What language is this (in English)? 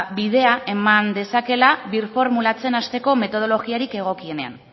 Basque